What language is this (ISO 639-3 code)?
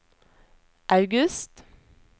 nor